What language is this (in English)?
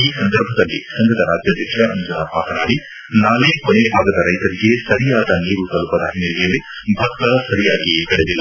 Kannada